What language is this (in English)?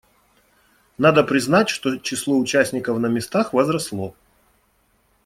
Russian